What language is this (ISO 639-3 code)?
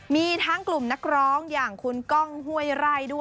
tha